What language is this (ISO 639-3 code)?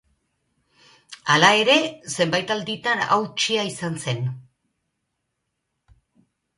eus